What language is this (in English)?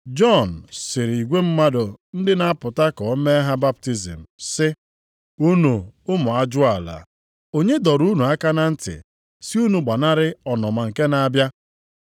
Igbo